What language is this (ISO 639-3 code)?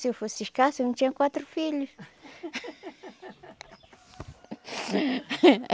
por